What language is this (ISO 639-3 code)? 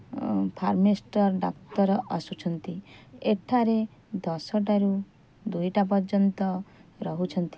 ori